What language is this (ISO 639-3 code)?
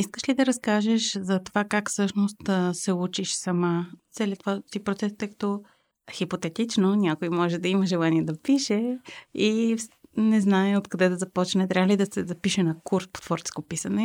bul